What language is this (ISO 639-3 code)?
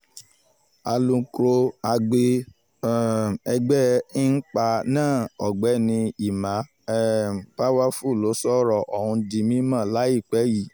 yor